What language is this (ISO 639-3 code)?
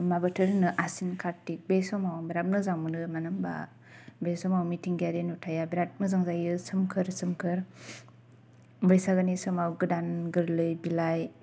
brx